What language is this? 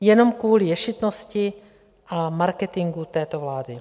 Czech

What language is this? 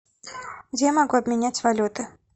Russian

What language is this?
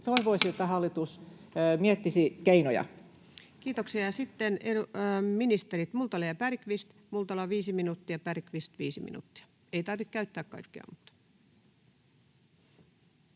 Finnish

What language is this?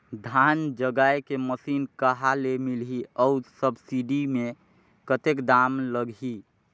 Chhattisgarhi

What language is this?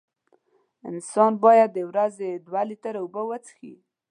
Pashto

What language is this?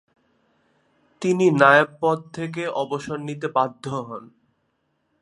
Bangla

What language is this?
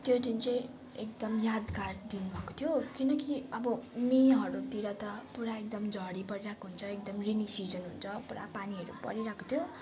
Nepali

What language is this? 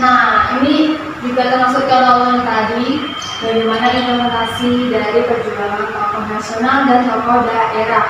Indonesian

